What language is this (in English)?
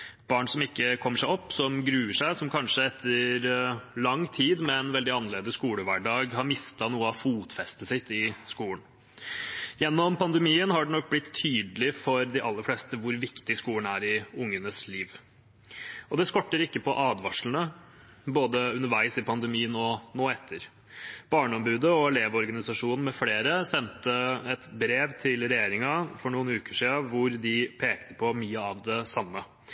Norwegian Bokmål